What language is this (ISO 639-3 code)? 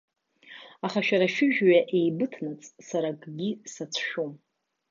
abk